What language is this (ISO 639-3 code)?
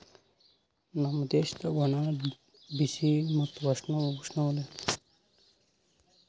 kan